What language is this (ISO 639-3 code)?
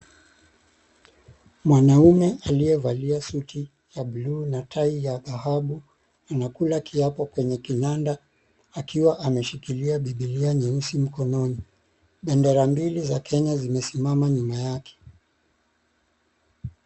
swa